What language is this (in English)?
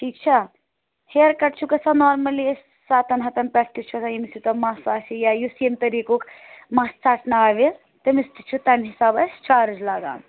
Kashmiri